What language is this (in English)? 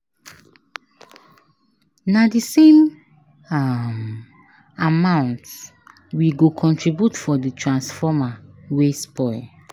Nigerian Pidgin